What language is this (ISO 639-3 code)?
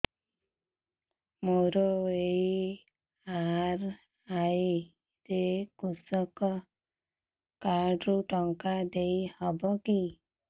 ori